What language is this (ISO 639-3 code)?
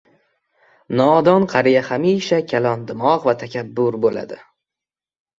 uzb